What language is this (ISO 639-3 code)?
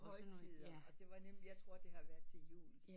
dan